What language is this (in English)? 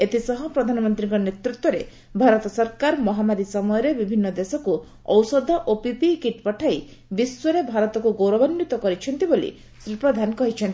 Odia